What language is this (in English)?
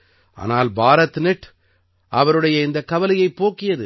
Tamil